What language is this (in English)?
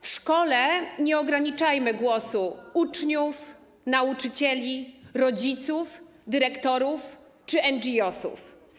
Polish